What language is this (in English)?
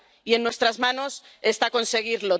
Spanish